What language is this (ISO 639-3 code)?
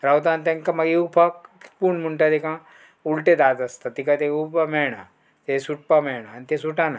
kok